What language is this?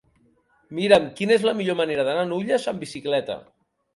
Catalan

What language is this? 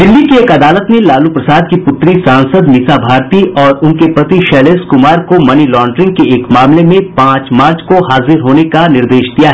Hindi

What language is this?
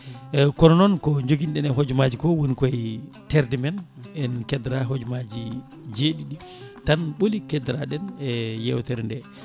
Fula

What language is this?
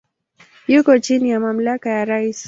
Swahili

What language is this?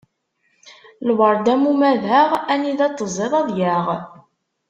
Kabyle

